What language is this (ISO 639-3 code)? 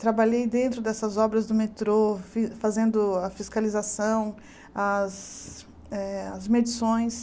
por